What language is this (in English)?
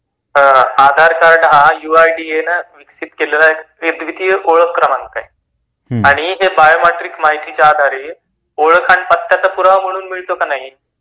Marathi